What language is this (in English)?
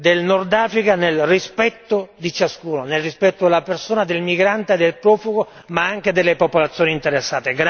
Italian